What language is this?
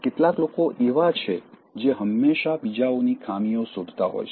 Gujarati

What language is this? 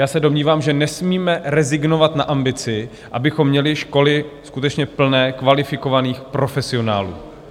Czech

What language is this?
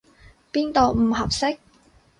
Cantonese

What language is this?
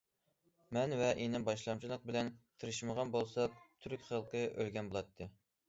Uyghur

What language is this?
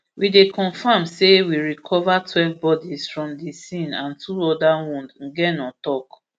Nigerian Pidgin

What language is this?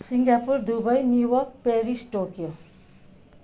Nepali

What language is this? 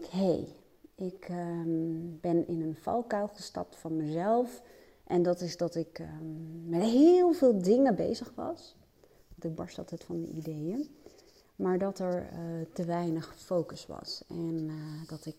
Dutch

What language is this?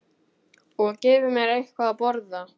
Icelandic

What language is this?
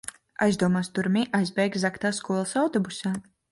Latvian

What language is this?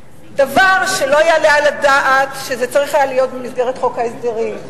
Hebrew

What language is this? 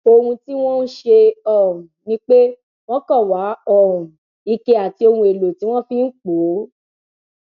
Yoruba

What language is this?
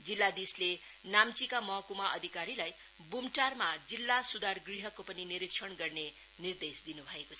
Nepali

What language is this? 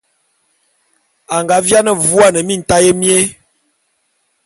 Bulu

